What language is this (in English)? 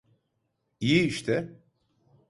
Turkish